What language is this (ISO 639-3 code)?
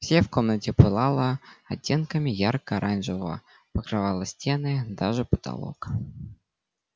rus